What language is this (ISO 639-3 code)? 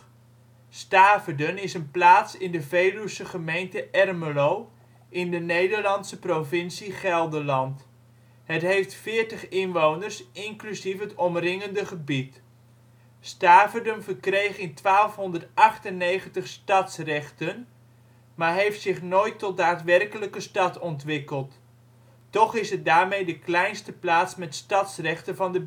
nld